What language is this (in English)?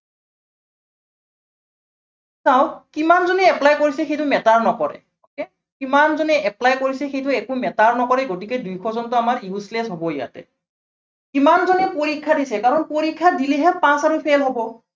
Assamese